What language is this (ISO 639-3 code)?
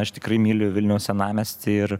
lit